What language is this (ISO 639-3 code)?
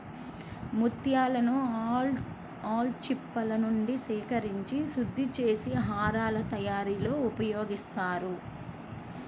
tel